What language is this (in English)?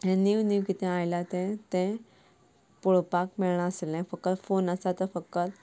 Konkani